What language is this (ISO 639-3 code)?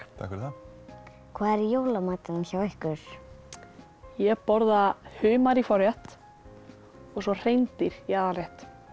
isl